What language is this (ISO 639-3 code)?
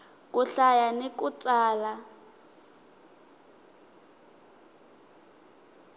tso